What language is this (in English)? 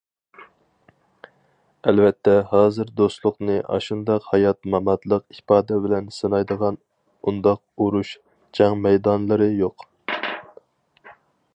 Uyghur